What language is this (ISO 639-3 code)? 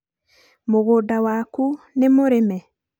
kik